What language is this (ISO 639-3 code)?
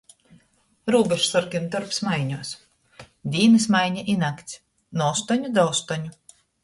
ltg